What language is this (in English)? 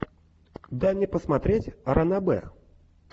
Russian